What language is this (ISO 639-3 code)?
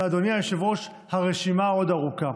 heb